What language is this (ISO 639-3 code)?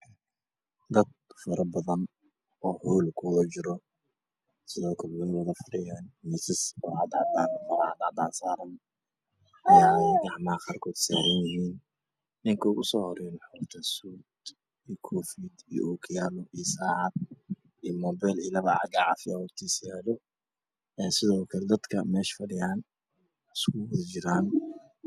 som